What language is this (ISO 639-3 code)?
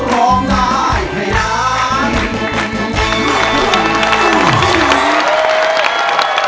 tha